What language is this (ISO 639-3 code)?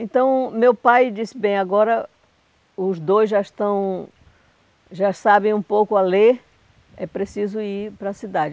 por